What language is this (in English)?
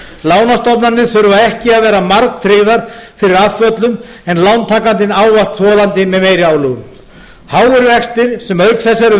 Icelandic